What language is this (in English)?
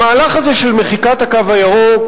Hebrew